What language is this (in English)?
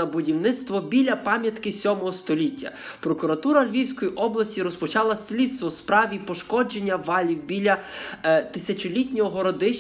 Ukrainian